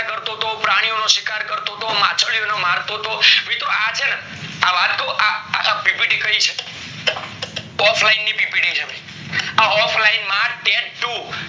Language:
Gujarati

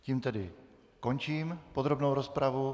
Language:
Czech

